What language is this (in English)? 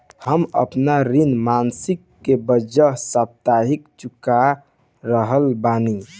Bhojpuri